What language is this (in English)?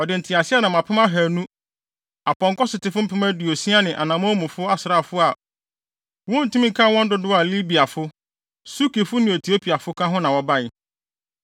Akan